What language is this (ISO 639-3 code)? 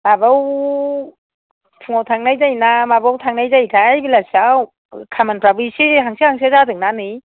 brx